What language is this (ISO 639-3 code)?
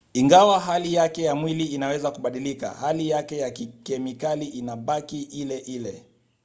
swa